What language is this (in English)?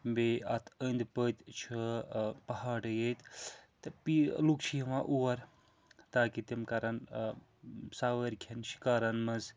Kashmiri